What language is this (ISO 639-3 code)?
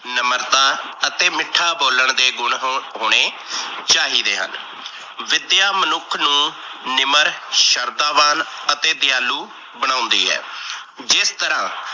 pan